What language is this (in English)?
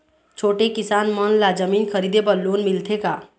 Chhattisgarhi